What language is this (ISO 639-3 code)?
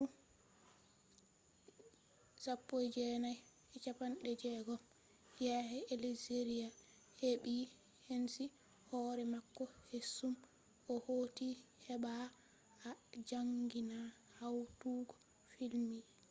ful